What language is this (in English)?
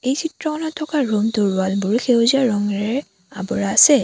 Assamese